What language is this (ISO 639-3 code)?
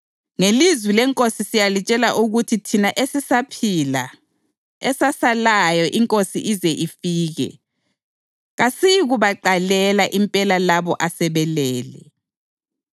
nde